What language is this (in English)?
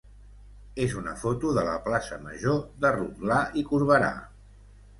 Catalan